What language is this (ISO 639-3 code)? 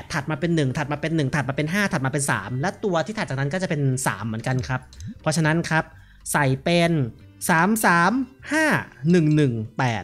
tha